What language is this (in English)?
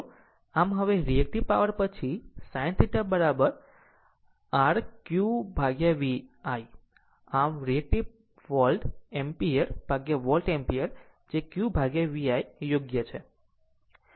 Gujarati